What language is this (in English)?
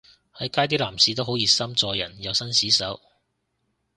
Cantonese